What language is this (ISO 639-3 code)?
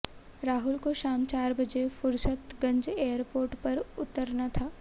hin